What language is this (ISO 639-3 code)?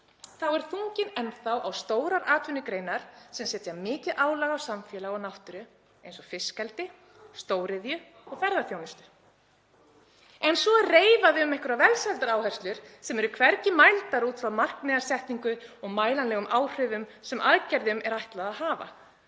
isl